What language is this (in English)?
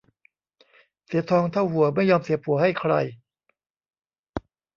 Thai